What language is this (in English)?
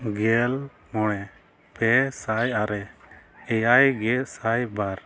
Santali